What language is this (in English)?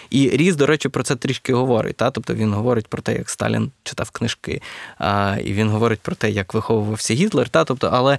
Ukrainian